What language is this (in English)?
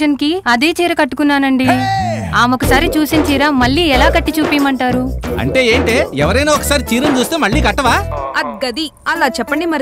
Telugu